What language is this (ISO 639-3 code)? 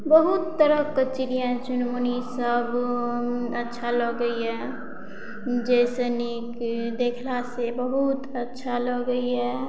mai